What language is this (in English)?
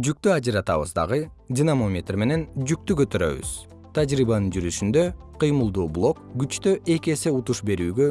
Kyrgyz